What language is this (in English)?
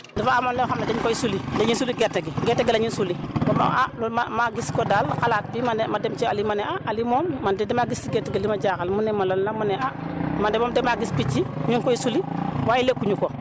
Wolof